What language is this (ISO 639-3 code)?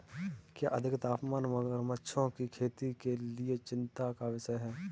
hin